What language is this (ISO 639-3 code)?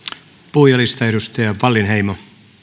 fin